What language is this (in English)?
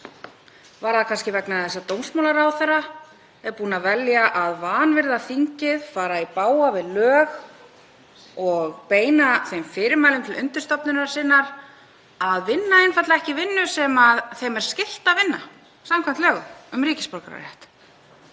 Icelandic